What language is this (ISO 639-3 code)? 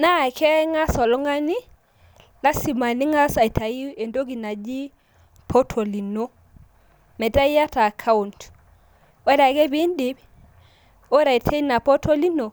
mas